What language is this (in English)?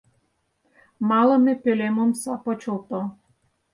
Mari